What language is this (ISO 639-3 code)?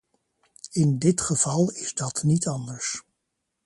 nld